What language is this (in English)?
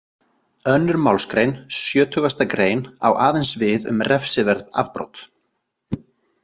Icelandic